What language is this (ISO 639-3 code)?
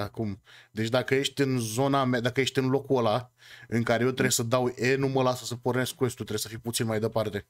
ron